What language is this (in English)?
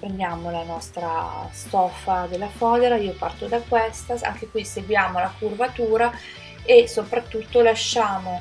Italian